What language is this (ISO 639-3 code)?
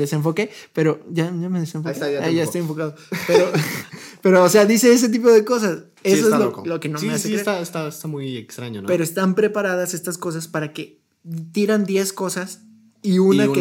spa